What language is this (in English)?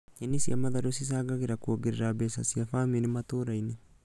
Kikuyu